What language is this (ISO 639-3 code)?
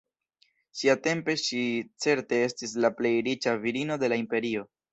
epo